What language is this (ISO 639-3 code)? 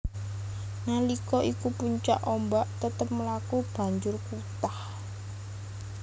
jav